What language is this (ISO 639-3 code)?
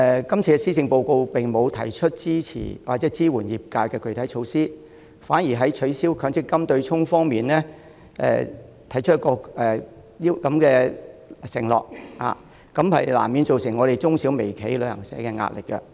yue